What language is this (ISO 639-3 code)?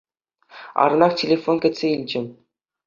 chv